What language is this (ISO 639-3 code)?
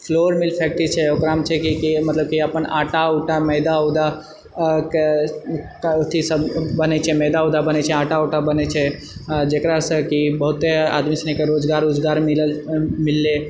mai